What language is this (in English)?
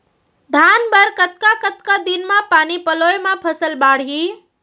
Chhattisgarhi